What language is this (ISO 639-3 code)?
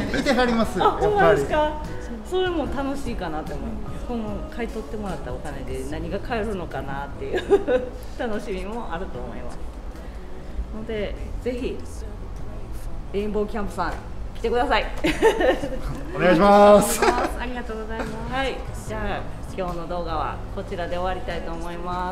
jpn